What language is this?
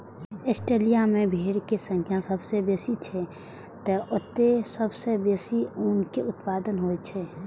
Maithili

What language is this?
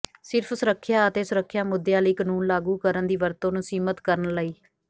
Punjabi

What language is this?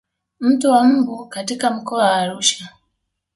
Swahili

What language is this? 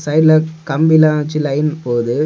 Tamil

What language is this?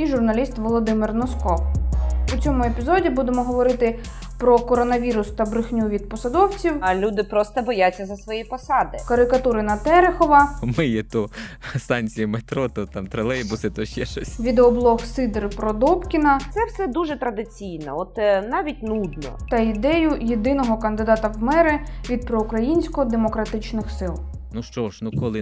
Ukrainian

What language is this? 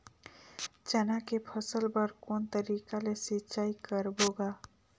Chhattisgarhi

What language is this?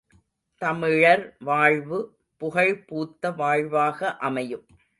Tamil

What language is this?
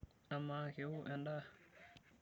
Masai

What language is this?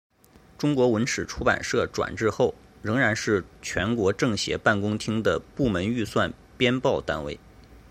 Chinese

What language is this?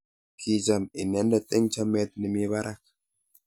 Kalenjin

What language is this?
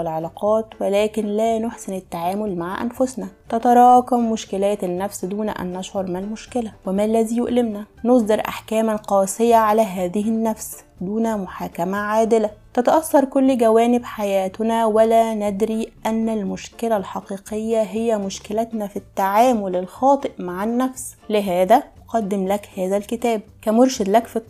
Arabic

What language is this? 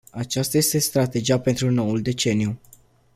Romanian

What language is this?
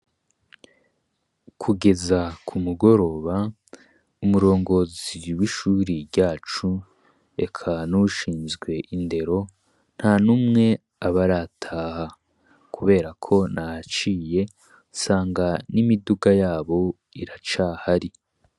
Rundi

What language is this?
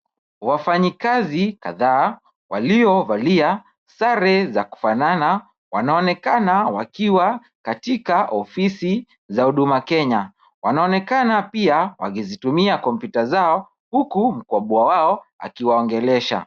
Swahili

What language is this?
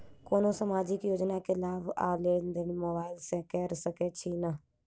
Maithili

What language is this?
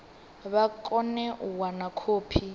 Venda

